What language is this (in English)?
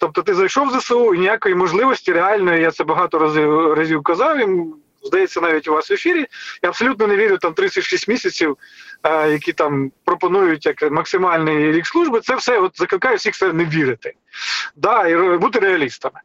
Ukrainian